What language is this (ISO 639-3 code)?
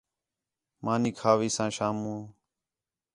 xhe